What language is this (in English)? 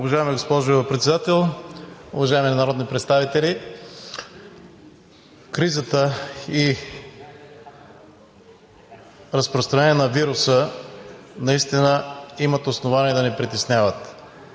Bulgarian